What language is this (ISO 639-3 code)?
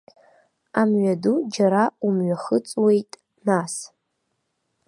abk